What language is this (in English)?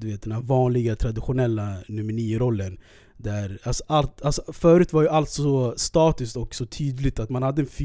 Swedish